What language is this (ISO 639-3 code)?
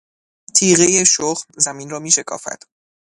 fas